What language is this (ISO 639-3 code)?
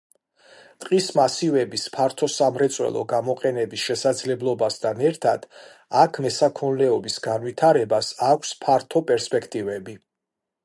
kat